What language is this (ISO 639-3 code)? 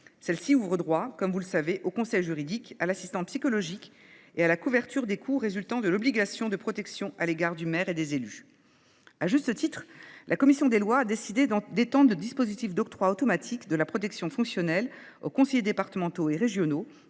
fra